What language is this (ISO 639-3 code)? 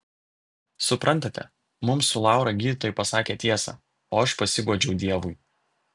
lit